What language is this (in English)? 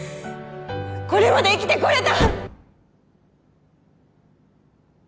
Japanese